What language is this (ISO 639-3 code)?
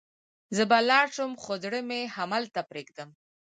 pus